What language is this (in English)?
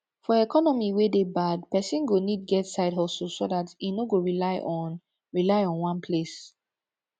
Nigerian Pidgin